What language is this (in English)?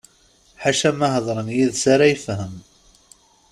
Kabyle